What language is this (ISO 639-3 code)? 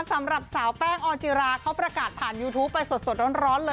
tha